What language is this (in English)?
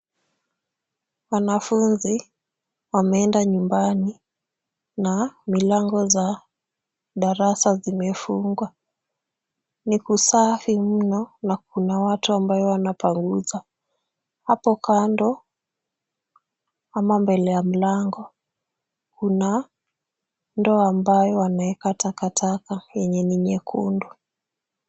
Swahili